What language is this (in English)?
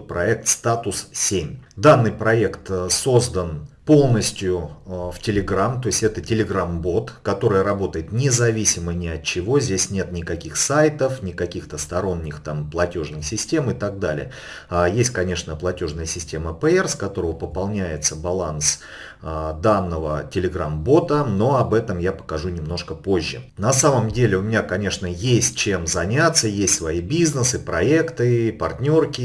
Russian